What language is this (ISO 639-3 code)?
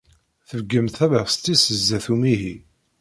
kab